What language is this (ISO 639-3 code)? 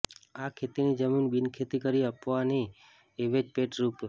guj